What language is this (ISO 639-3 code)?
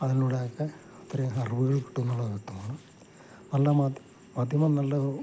mal